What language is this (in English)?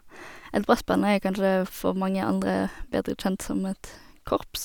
Norwegian